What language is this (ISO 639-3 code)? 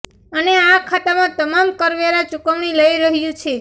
guj